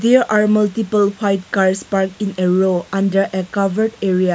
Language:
English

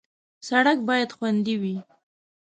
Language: Pashto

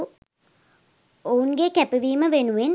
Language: Sinhala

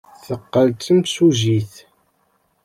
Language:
Kabyle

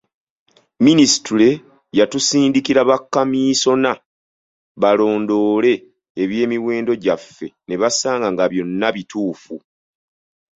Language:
Ganda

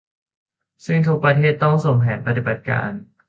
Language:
Thai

